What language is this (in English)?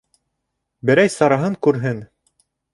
Bashkir